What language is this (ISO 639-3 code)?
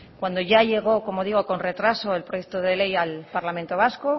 spa